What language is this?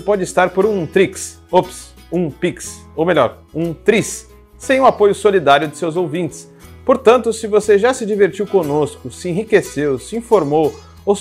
Portuguese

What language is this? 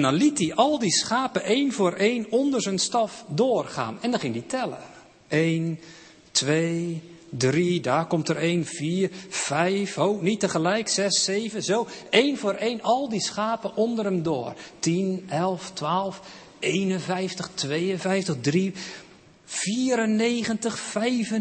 Dutch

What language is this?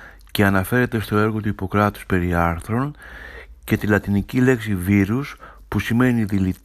Greek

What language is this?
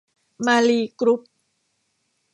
Thai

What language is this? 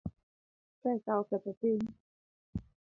Luo (Kenya and Tanzania)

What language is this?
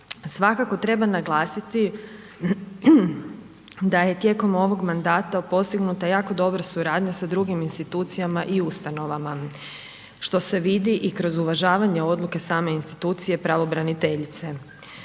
Croatian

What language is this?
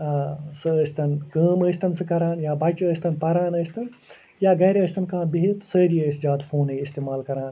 Kashmiri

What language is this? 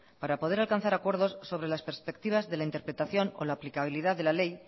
Spanish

